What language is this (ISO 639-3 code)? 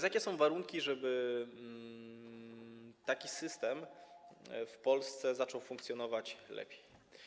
pol